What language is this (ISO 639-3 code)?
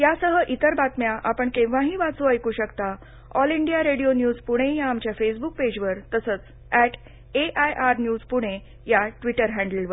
mar